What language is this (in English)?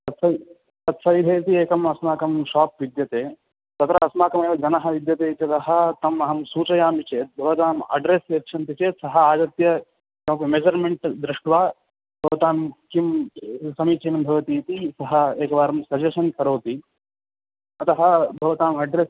Sanskrit